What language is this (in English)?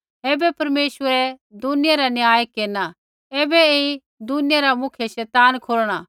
Kullu Pahari